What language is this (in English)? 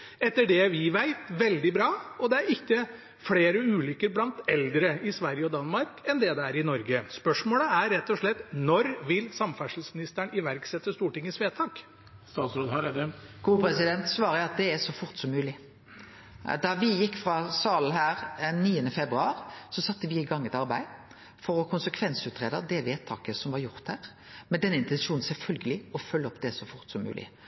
Norwegian